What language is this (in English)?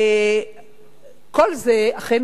Hebrew